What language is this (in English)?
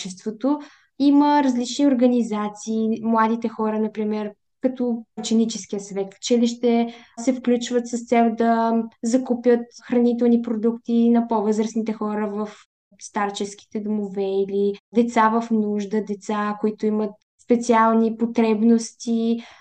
Bulgarian